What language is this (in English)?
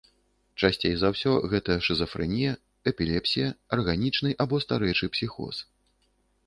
Belarusian